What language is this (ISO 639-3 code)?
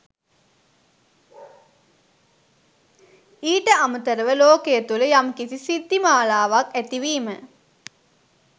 sin